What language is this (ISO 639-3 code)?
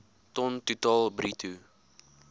afr